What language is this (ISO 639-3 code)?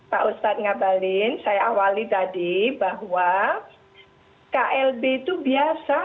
ind